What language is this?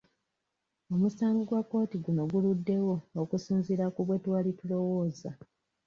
Ganda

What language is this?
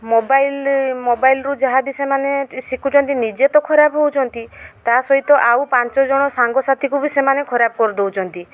Odia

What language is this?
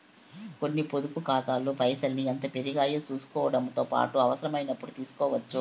Telugu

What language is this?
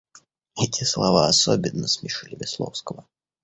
Russian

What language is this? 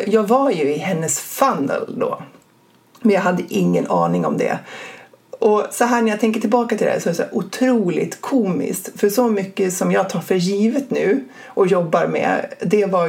Swedish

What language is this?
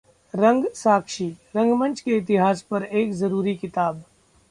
Hindi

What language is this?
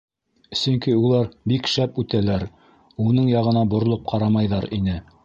Bashkir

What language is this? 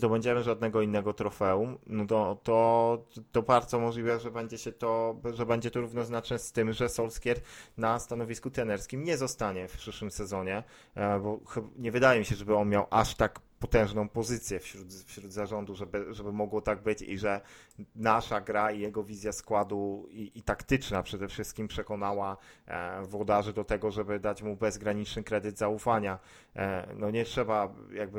Polish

